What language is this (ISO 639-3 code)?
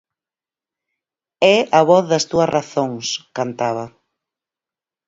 glg